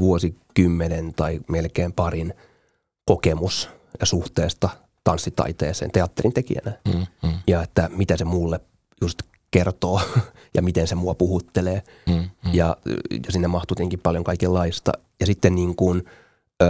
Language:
Finnish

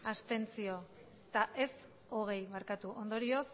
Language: Basque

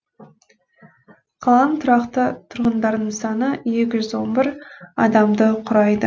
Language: Kazakh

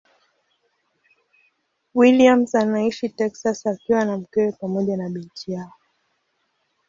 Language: Swahili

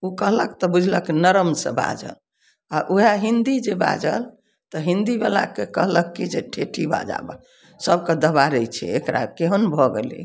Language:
Maithili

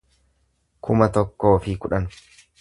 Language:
Oromo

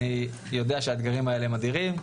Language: Hebrew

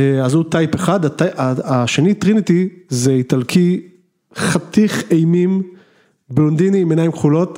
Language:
Hebrew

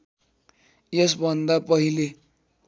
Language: Nepali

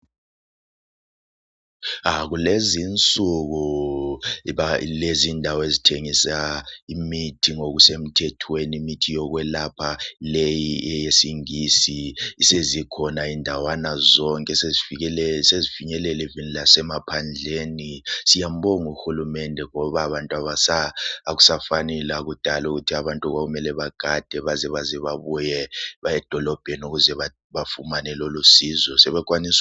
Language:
North Ndebele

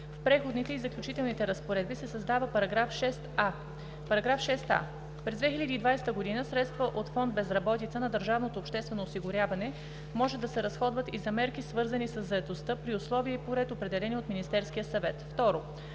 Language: Bulgarian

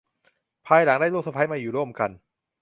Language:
Thai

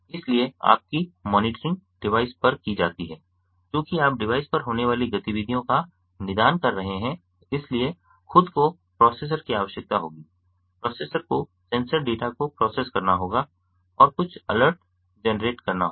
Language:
Hindi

